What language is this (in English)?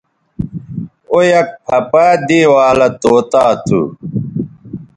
Bateri